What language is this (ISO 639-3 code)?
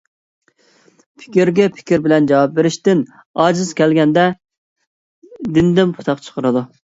uig